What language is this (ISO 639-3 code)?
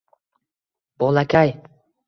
uzb